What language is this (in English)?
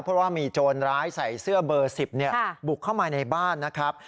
Thai